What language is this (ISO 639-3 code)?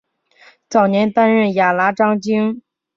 zho